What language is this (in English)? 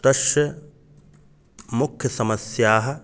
Sanskrit